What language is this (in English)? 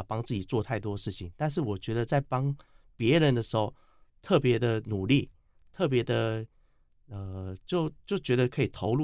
Chinese